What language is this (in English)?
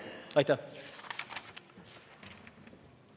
Estonian